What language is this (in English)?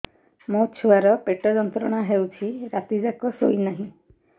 Odia